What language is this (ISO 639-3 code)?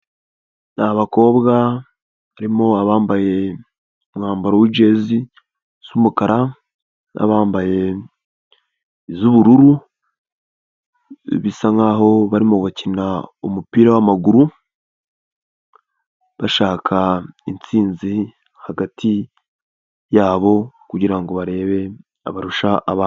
kin